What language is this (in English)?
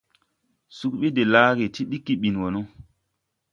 Tupuri